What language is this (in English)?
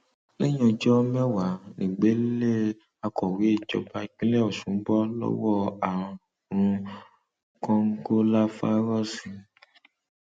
Yoruba